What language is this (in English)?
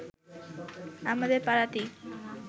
Bangla